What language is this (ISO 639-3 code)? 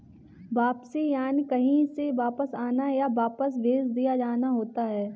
hin